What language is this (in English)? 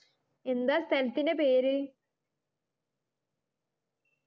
Malayalam